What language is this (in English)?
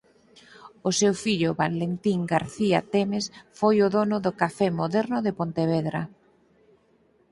Galician